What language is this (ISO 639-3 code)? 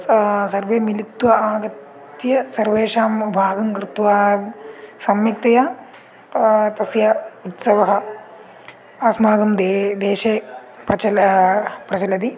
san